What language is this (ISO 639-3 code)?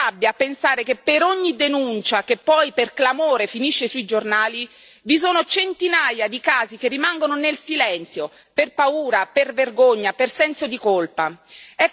ita